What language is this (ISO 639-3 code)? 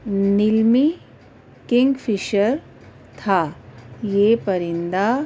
urd